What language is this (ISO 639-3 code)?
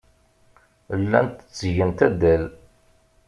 kab